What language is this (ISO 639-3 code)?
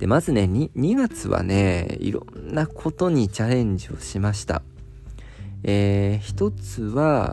jpn